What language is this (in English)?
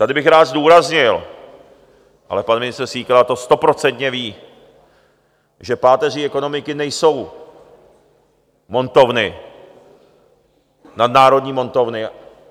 Czech